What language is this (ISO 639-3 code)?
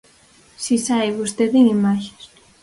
glg